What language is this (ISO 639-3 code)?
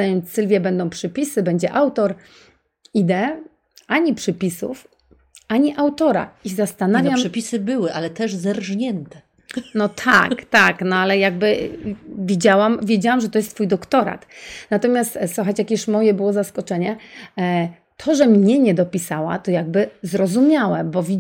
pol